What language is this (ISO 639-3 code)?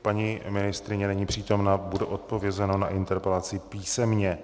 ces